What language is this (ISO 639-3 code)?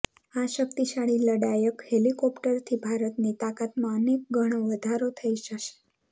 guj